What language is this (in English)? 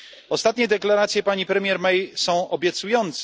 Polish